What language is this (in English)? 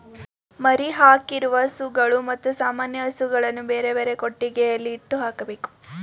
Kannada